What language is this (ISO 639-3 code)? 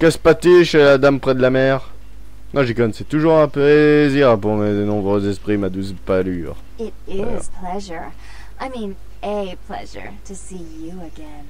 fra